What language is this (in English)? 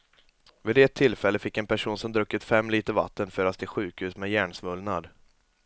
Swedish